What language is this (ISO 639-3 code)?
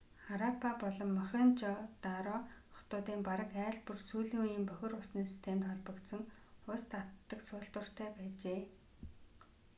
mon